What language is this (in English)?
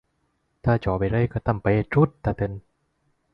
Thai